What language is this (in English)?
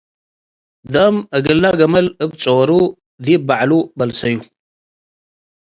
Tigre